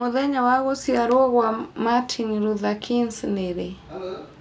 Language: Kikuyu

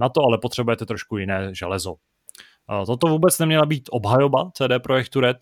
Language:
Czech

